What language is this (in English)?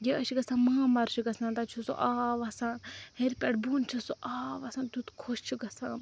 Kashmiri